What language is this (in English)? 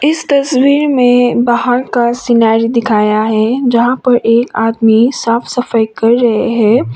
Hindi